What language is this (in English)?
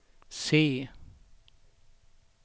Swedish